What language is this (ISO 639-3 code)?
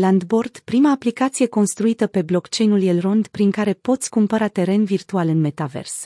ron